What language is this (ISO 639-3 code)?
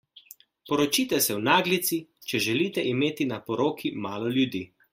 slv